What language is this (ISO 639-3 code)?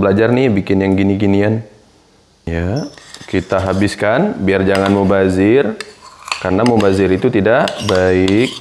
ind